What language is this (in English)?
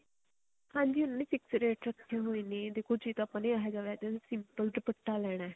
Punjabi